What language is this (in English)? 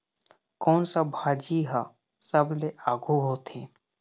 Chhattisgarhi